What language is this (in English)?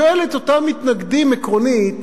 Hebrew